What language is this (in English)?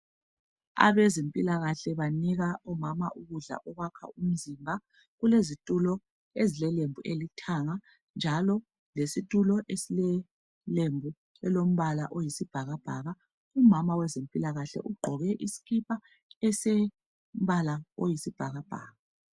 North Ndebele